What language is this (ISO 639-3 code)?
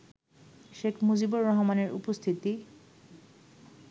ben